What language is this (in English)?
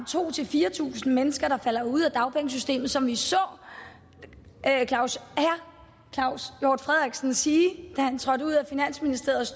Danish